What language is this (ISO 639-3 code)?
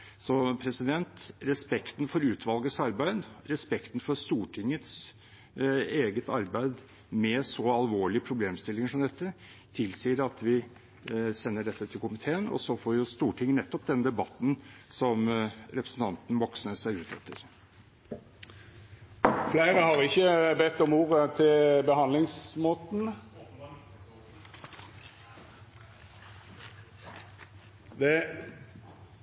nor